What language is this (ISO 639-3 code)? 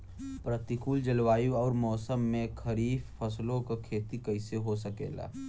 bho